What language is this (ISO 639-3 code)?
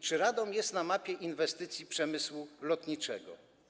pol